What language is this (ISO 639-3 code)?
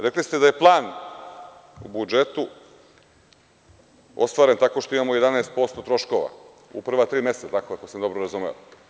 srp